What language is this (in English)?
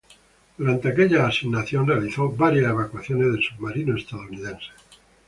Spanish